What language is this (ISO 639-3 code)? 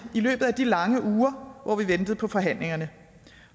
dan